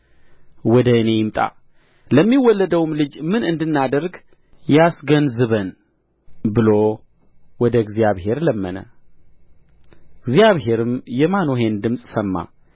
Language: Amharic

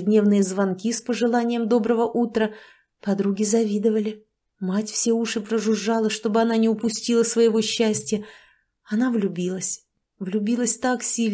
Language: Russian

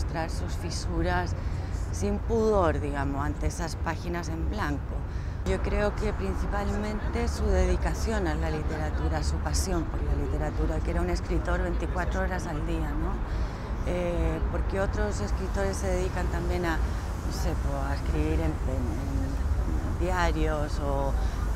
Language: Spanish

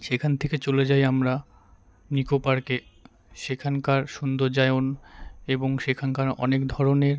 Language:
Bangla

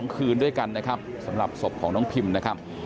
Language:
Thai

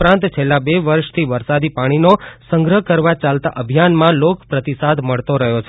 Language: Gujarati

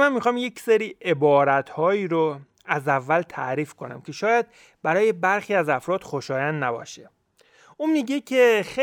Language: Persian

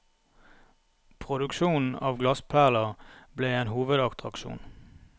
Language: Norwegian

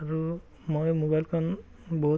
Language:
Assamese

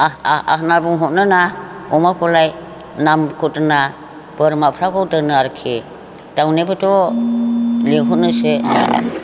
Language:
Bodo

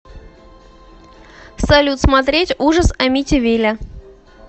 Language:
Russian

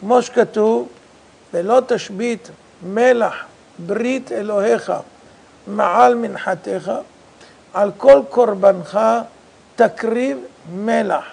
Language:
Hebrew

